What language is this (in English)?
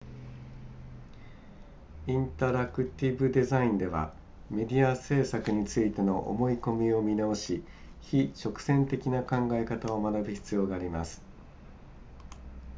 Japanese